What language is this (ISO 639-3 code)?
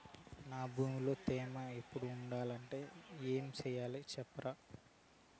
tel